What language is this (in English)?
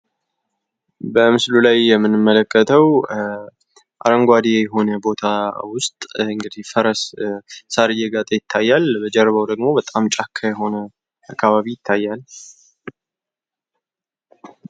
Amharic